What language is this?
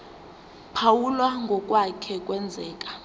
Zulu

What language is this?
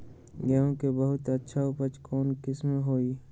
Magahi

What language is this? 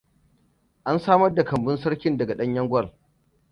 Hausa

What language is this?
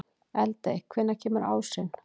Icelandic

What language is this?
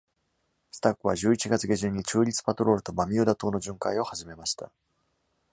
Japanese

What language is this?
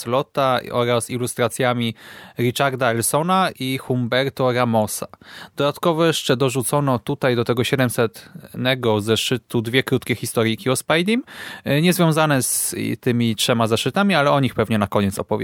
Polish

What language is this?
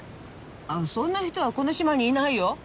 Japanese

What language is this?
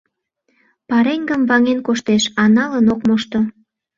Mari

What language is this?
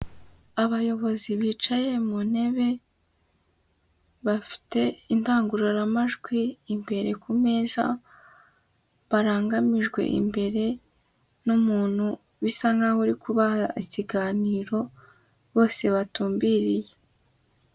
Kinyarwanda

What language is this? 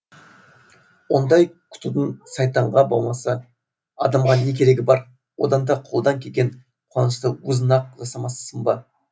Kazakh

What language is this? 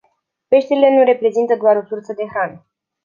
Romanian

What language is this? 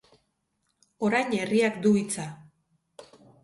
Basque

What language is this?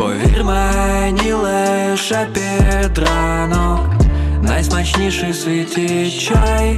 Ukrainian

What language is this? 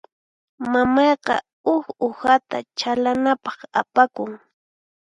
Puno Quechua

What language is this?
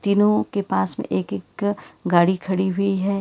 Hindi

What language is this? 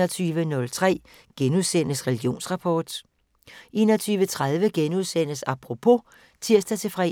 Danish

